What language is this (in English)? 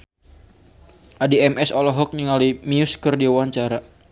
Sundanese